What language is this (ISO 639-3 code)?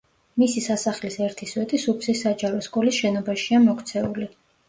kat